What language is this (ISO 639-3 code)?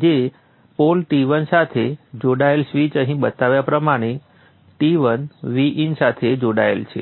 guj